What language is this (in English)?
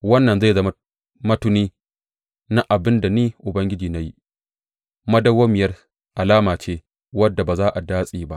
Hausa